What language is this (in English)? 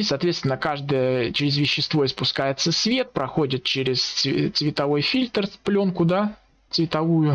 Russian